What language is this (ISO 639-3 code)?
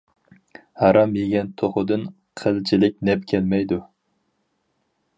uig